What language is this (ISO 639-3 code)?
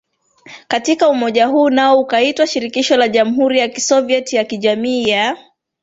swa